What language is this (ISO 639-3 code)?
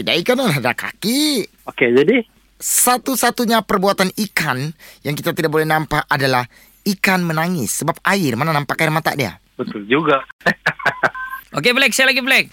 msa